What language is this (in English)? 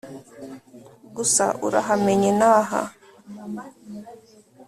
Kinyarwanda